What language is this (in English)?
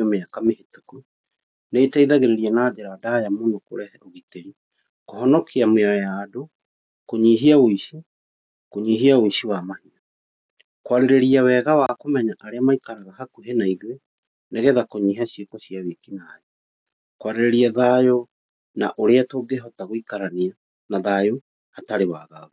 Kikuyu